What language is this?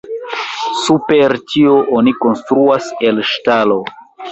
Esperanto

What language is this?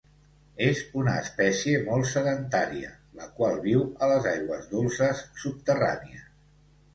Catalan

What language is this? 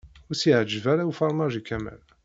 Kabyle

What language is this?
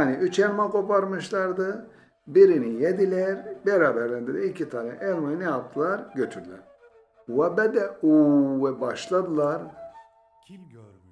Turkish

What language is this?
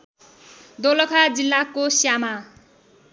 Nepali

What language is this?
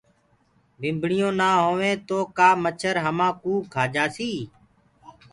Gurgula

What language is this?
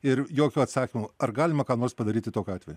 Lithuanian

